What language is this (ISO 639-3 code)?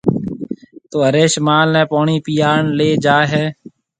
mve